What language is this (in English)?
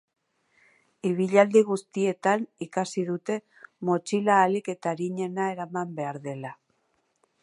Basque